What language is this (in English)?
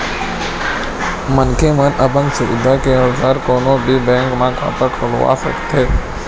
Chhattisgarhi